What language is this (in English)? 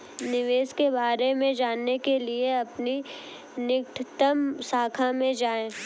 Hindi